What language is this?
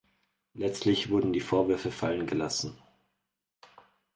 German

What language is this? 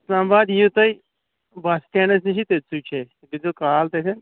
Kashmiri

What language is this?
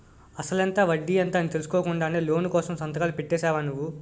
Telugu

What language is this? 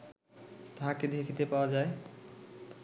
Bangla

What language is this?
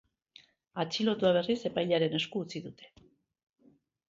Basque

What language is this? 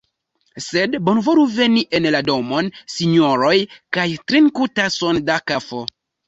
Esperanto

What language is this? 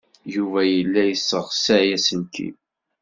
Kabyle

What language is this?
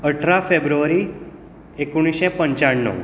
Konkani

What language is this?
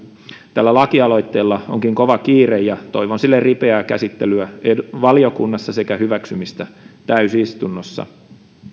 Finnish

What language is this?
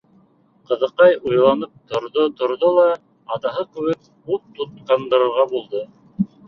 Bashkir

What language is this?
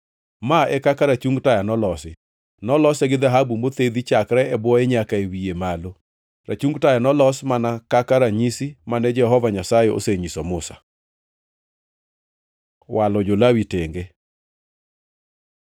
Luo (Kenya and Tanzania)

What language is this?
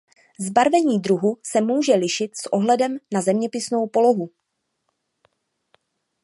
Czech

